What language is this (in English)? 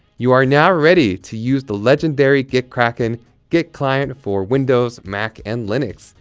English